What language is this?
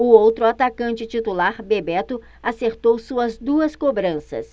Portuguese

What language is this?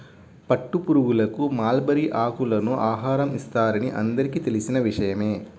Telugu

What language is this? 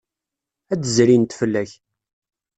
Kabyle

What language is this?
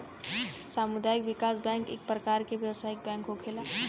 Bhojpuri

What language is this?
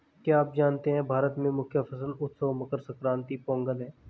Hindi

